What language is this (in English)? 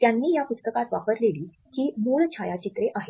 Marathi